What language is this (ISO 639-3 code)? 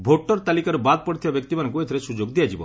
ori